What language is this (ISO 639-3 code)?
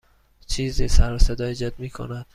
fas